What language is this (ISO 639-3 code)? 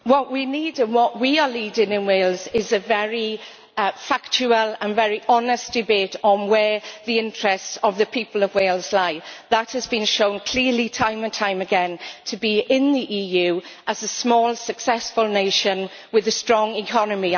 eng